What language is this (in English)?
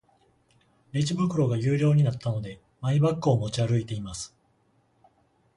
Japanese